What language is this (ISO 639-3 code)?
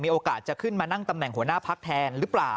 tha